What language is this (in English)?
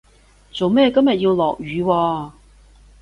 Cantonese